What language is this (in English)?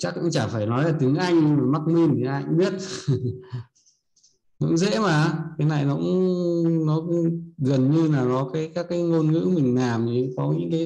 Vietnamese